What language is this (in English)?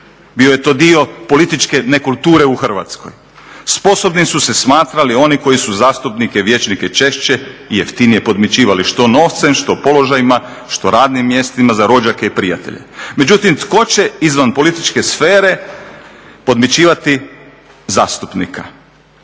Croatian